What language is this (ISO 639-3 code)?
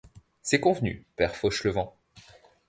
fra